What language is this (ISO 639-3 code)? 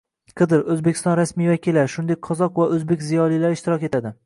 uzb